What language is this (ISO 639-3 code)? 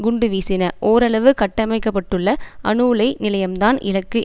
tam